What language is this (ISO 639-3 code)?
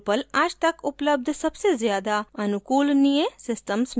hin